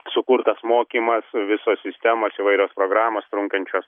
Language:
Lithuanian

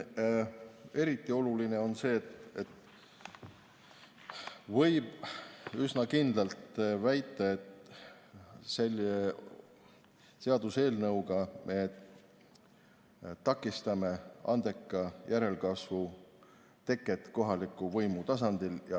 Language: Estonian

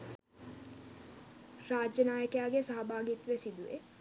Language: Sinhala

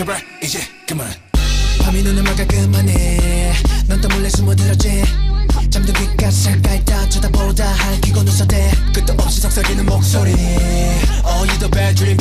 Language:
Polish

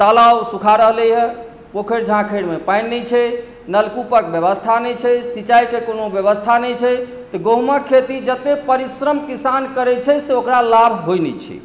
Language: Maithili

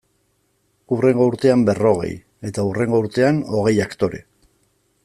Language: Basque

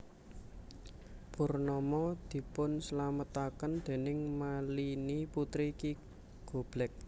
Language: Javanese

